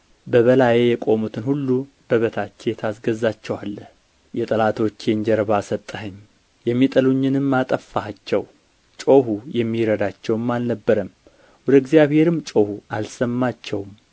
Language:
Amharic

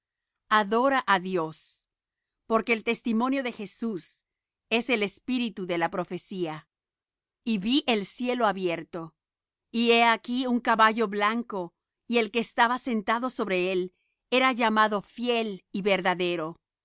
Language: Spanish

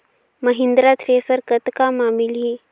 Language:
Chhattisgarhi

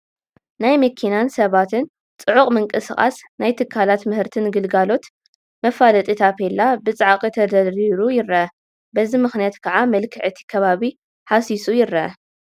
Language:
Tigrinya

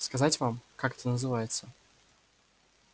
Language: Russian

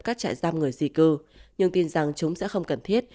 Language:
Vietnamese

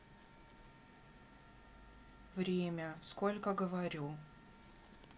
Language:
Russian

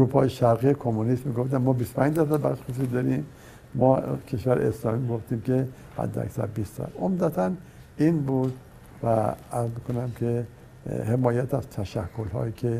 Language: Persian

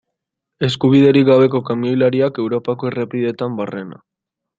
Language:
Basque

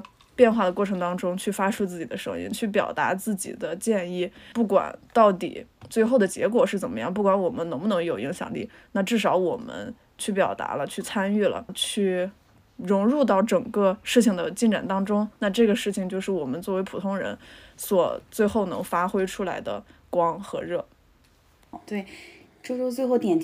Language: Chinese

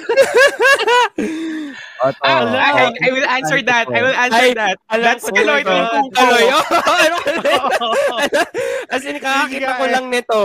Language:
Filipino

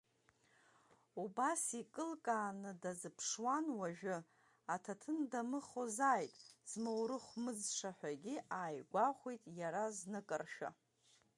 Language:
Abkhazian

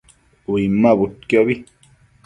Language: Matsés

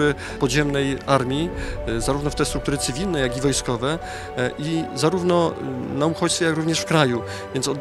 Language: Polish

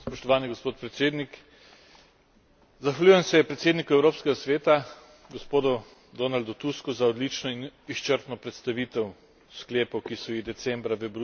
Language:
Slovenian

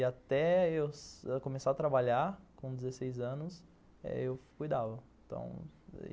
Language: Portuguese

